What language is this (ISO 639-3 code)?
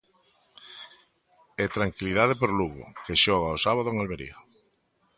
glg